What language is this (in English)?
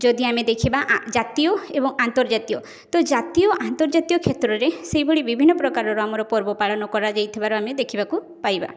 Odia